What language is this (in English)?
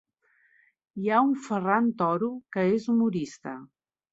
Catalan